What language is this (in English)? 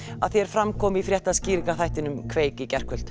Icelandic